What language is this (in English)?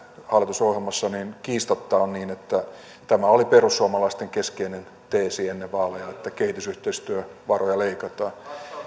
Finnish